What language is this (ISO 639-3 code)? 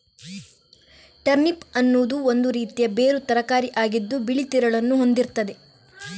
kan